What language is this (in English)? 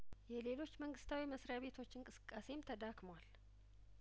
Amharic